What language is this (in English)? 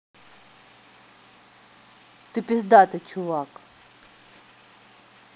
Russian